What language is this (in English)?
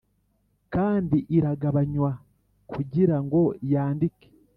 Kinyarwanda